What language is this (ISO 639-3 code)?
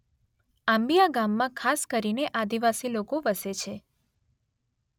guj